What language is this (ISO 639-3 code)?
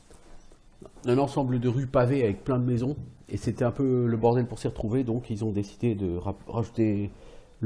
fra